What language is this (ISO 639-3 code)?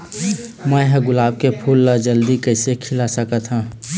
hne